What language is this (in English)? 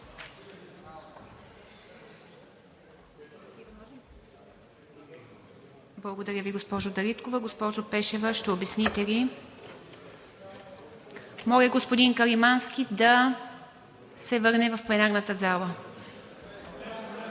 Bulgarian